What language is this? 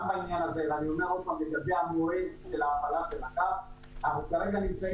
Hebrew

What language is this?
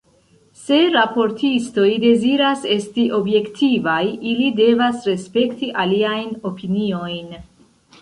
Esperanto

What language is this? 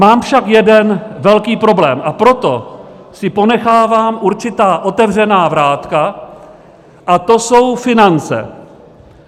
Czech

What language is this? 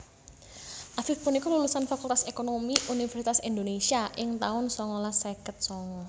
Javanese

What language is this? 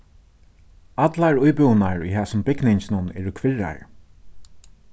Faroese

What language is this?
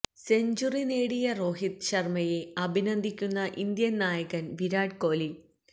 Malayalam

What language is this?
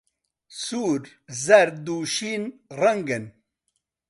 Central Kurdish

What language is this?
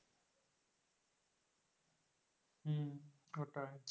Bangla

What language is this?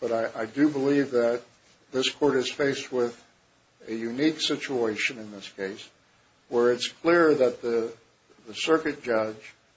English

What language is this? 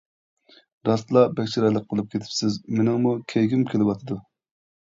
Uyghur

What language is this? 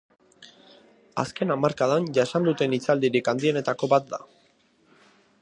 Basque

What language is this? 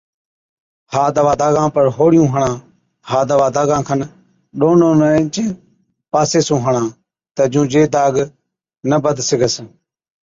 Od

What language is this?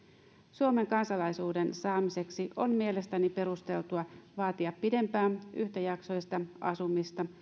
Finnish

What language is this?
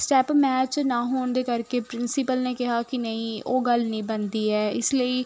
Punjabi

